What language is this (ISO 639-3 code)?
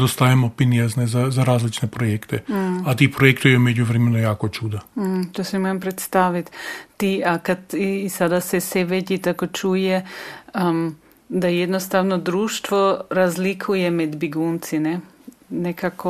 hrv